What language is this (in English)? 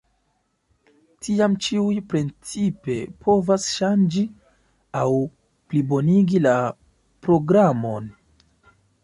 Esperanto